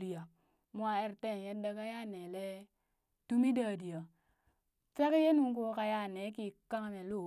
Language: Burak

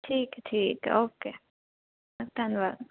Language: Punjabi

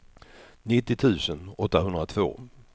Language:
Swedish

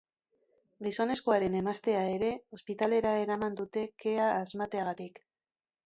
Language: Basque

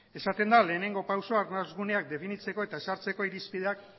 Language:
Basque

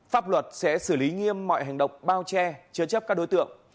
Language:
Vietnamese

